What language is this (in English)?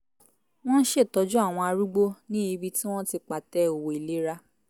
Yoruba